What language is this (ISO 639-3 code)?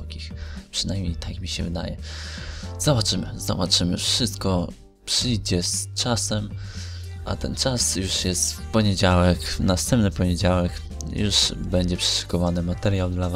pol